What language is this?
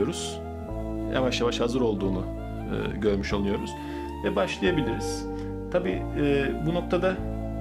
Turkish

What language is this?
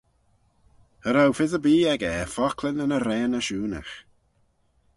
Manx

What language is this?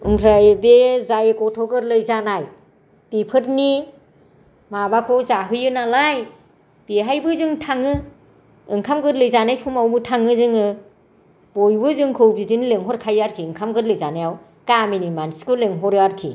Bodo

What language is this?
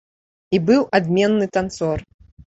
Belarusian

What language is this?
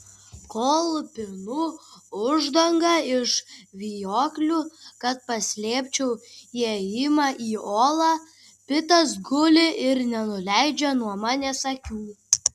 Lithuanian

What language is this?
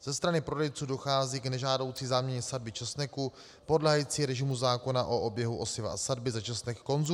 Czech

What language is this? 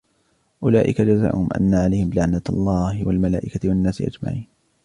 Arabic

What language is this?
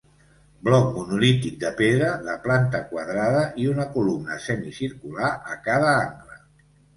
Catalan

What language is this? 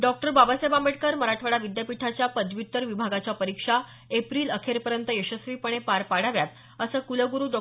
Marathi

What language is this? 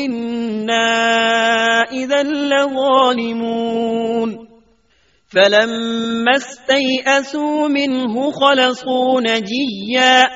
Urdu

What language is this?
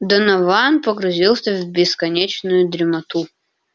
Russian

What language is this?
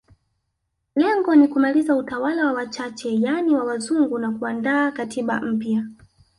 Swahili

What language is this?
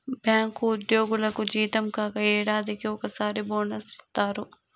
Telugu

